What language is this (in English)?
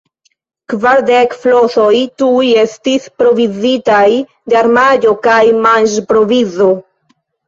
Esperanto